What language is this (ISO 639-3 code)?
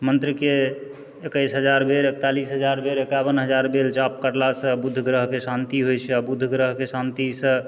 mai